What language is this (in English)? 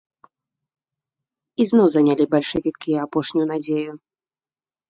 Belarusian